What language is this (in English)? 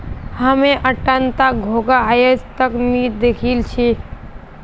Magahi